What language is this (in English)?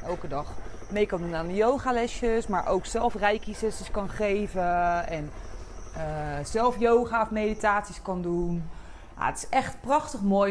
Dutch